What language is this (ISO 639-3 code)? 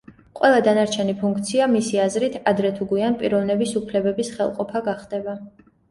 kat